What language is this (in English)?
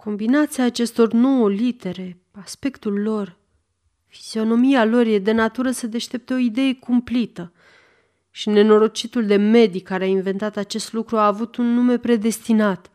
Romanian